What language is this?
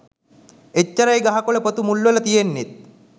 Sinhala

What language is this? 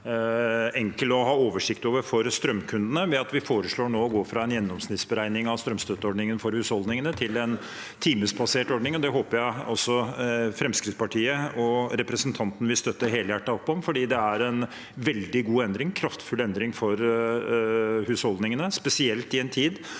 Norwegian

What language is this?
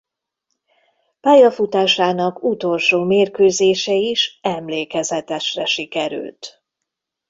Hungarian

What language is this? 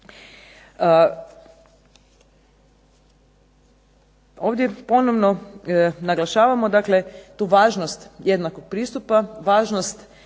Croatian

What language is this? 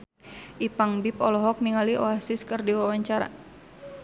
Sundanese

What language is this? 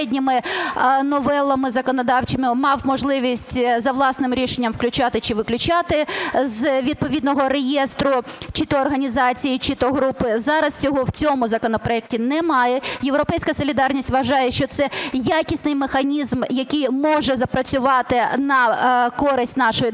Ukrainian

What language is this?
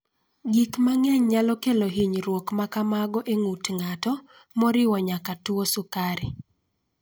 Luo (Kenya and Tanzania)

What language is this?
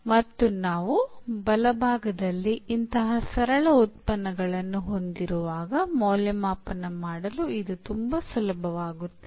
Kannada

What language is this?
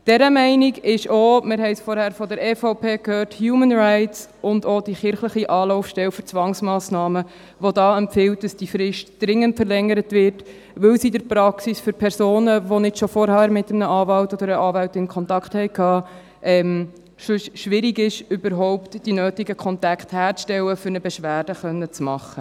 Swiss German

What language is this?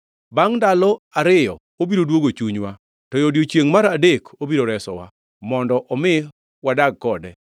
Luo (Kenya and Tanzania)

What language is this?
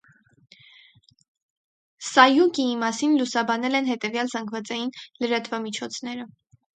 Armenian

